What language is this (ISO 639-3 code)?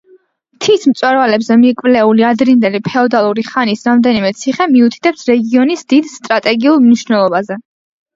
kat